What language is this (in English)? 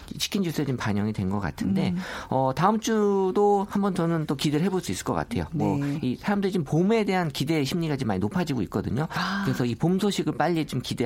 Korean